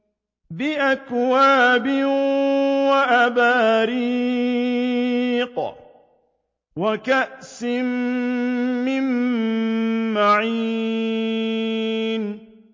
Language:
Arabic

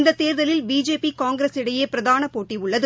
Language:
Tamil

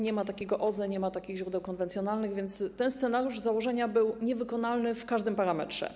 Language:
Polish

